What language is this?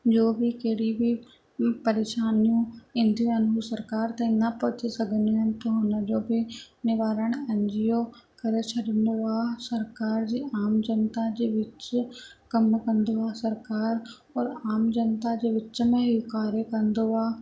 Sindhi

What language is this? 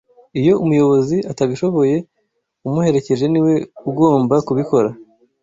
Kinyarwanda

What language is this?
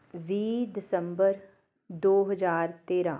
Punjabi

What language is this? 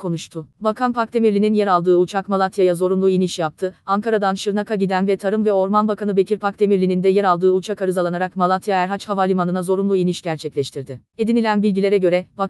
Turkish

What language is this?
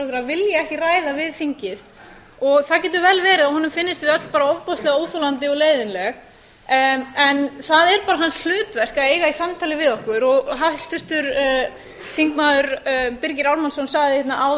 Icelandic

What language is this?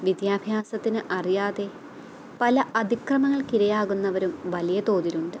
Malayalam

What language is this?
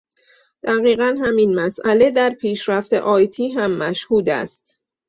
Persian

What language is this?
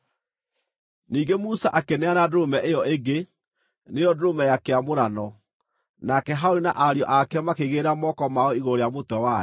Kikuyu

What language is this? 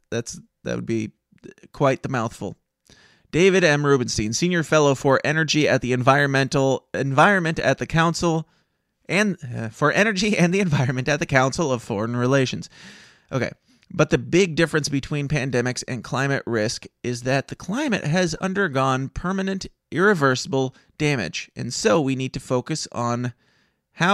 English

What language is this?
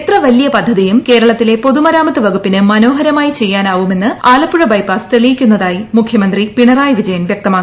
Malayalam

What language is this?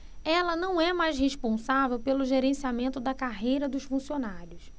Portuguese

